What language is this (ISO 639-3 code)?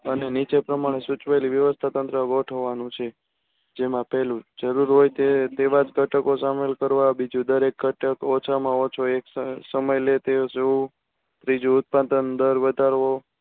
guj